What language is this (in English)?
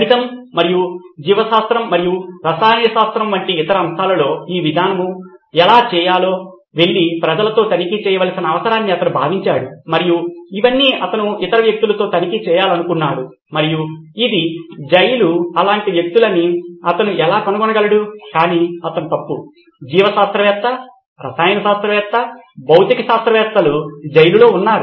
Telugu